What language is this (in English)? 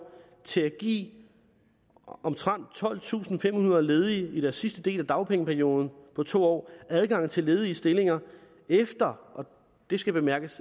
Danish